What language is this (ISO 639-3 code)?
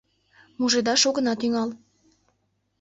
chm